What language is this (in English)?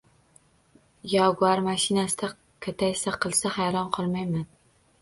Uzbek